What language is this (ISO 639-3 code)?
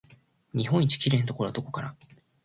jpn